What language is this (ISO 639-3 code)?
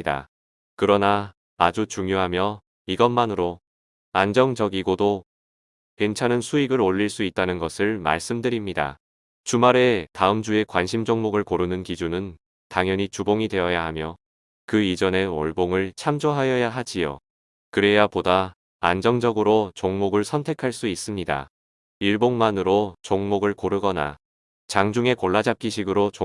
kor